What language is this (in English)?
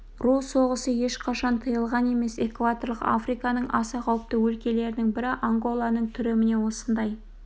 Kazakh